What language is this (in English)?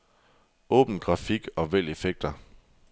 Danish